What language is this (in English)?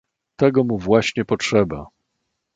Polish